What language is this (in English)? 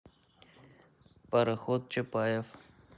Russian